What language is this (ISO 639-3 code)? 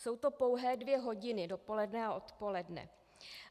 ces